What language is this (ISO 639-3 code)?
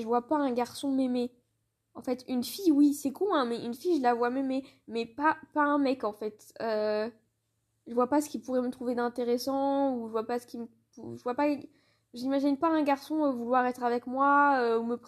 fra